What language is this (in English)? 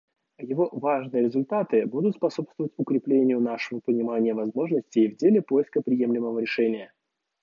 Russian